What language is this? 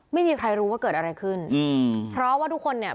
Thai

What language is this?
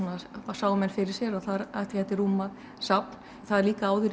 Icelandic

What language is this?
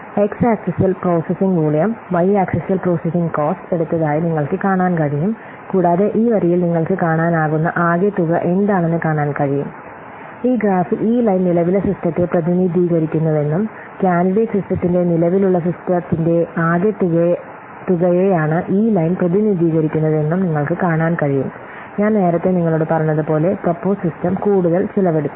Malayalam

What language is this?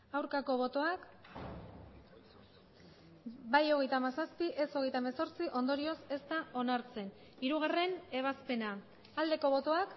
Basque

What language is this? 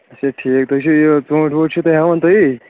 Kashmiri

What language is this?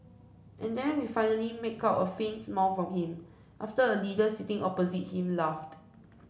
English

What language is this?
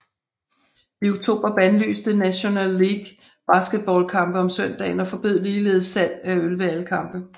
Danish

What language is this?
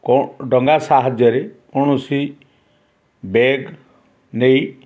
Odia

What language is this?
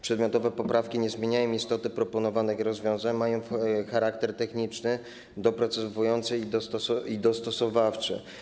Polish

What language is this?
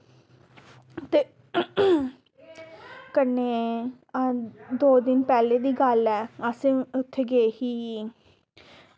Dogri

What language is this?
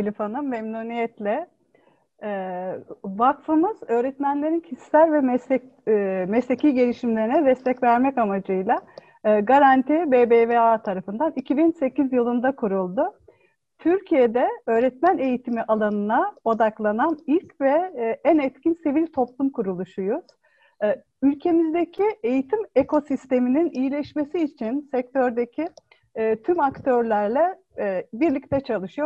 Turkish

